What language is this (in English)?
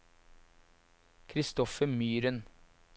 Norwegian